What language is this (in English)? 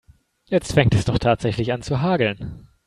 German